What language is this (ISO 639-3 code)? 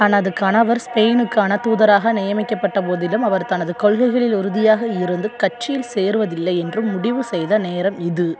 tam